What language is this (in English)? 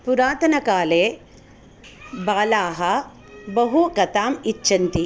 Sanskrit